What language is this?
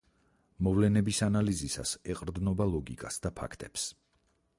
Georgian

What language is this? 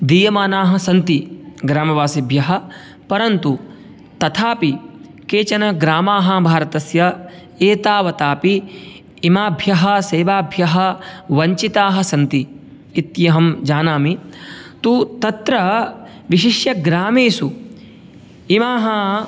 Sanskrit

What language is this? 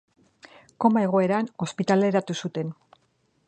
Basque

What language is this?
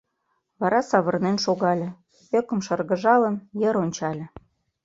Mari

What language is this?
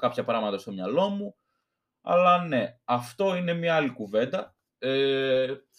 Greek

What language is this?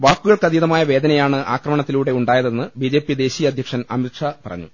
Malayalam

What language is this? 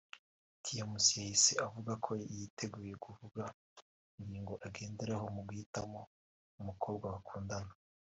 Kinyarwanda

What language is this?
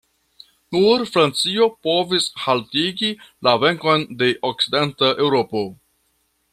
Esperanto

